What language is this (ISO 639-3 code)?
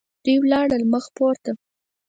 pus